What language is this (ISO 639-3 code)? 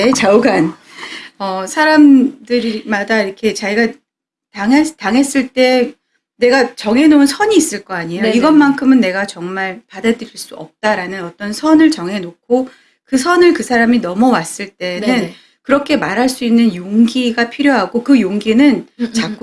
kor